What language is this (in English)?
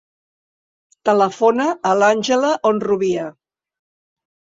Catalan